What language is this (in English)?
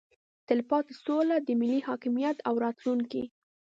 Pashto